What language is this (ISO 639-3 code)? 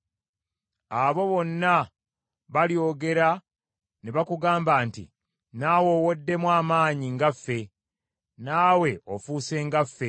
lug